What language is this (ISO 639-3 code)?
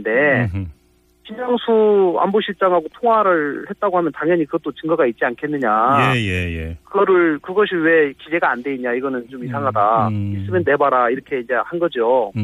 kor